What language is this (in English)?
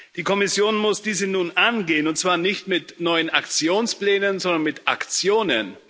German